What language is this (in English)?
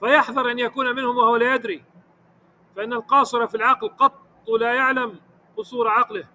Arabic